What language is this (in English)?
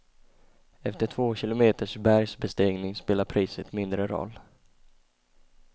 Swedish